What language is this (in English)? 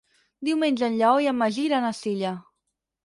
Catalan